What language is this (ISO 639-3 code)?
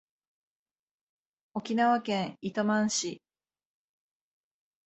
jpn